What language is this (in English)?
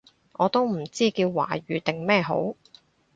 Cantonese